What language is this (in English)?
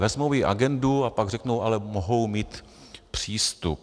Czech